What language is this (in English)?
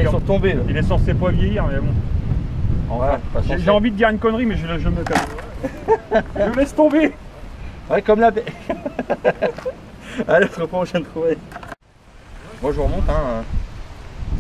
French